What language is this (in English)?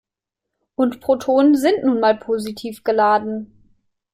German